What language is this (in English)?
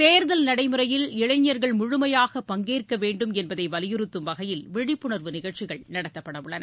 Tamil